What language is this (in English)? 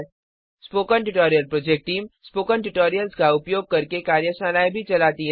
Hindi